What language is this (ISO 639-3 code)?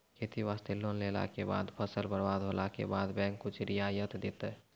mai